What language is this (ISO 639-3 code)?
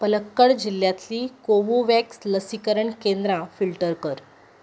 kok